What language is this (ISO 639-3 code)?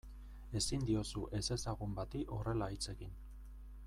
eus